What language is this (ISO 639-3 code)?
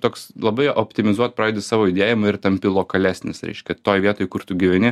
lit